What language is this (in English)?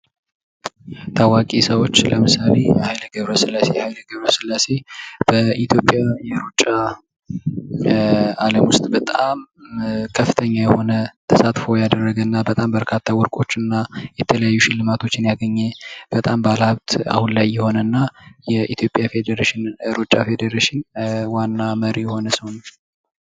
Amharic